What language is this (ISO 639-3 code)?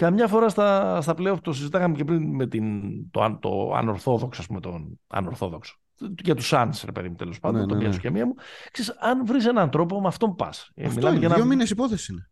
ell